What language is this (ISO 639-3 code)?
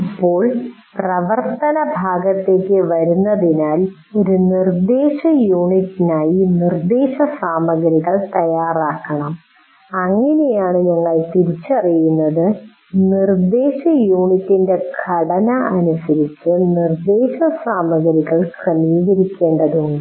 mal